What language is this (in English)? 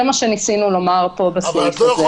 Hebrew